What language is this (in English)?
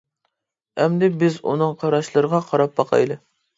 Uyghur